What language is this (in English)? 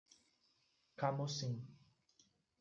Portuguese